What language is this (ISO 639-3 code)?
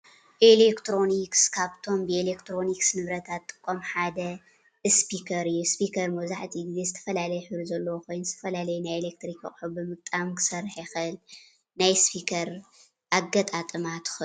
tir